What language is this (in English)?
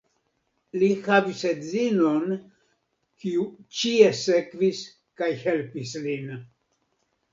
Esperanto